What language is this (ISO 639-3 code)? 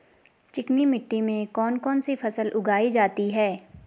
hin